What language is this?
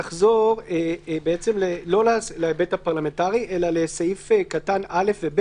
Hebrew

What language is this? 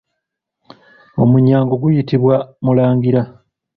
Ganda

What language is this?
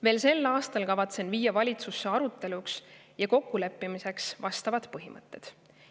Estonian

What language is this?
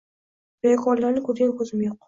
Uzbek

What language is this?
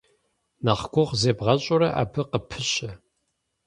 Kabardian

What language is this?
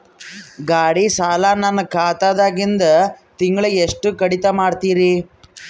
Kannada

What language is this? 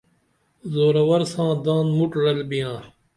Dameli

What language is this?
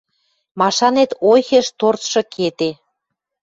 Western Mari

